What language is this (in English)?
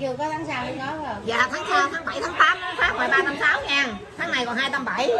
Vietnamese